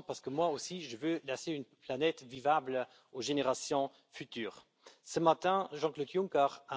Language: Spanish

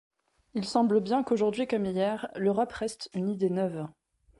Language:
French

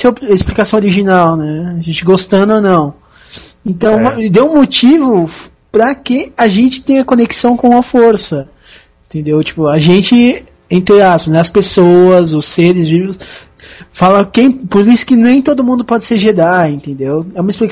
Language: Portuguese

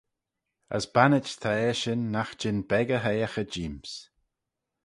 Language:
Manx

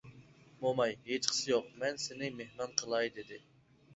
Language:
Uyghur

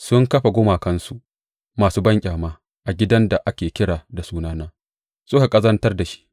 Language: Hausa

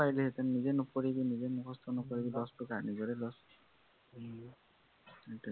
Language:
Assamese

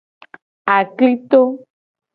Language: Gen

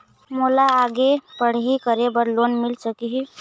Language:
Chhattisgarhi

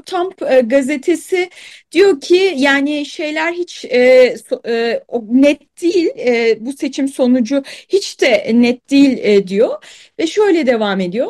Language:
Turkish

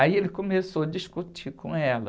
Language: Portuguese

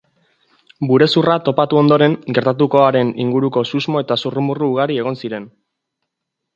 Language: Basque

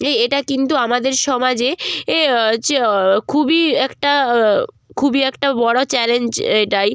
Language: Bangla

